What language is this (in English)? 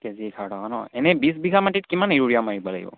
Assamese